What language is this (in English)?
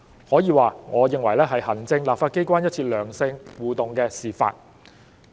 Cantonese